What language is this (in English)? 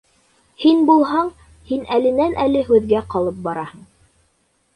Bashkir